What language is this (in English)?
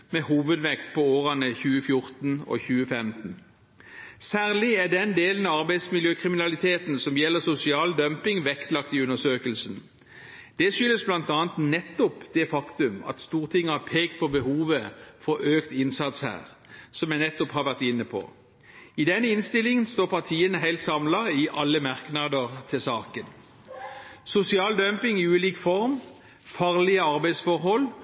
Norwegian Bokmål